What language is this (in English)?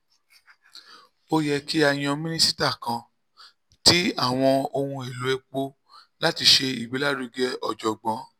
Yoruba